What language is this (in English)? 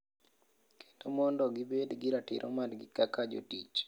Luo (Kenya and Tanzania)